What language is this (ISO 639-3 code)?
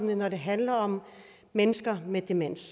dan